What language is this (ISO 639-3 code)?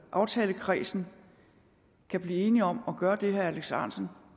dan